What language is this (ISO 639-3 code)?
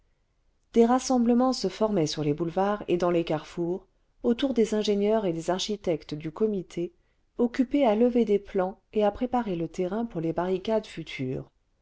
fra